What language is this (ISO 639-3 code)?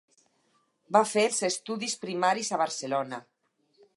cat